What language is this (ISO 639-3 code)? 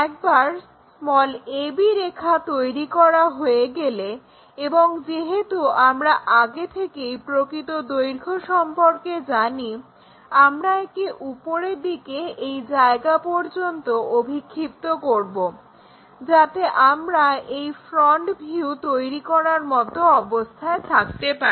ben